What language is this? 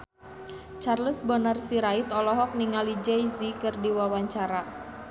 Sundanese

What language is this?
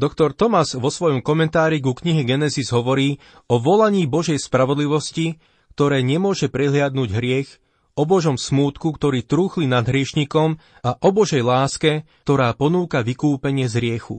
Slovak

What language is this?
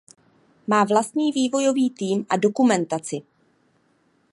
Czech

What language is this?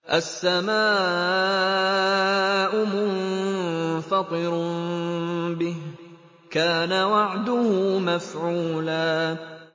Arabic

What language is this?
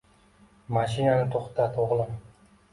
Uzbek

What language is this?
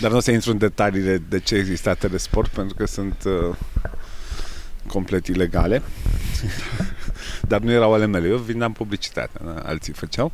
Romanian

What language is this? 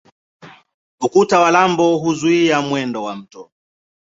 Swahili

